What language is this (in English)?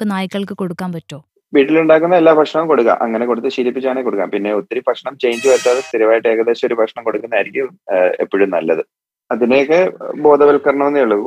Malayalam